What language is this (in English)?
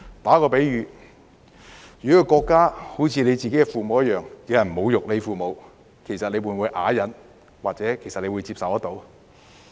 Cantonese